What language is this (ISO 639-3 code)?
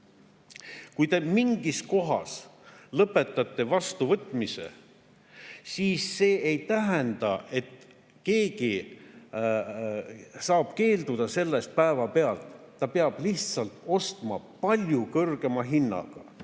est